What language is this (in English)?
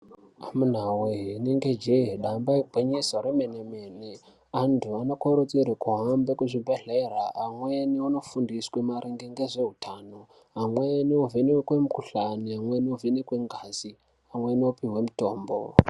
Ndau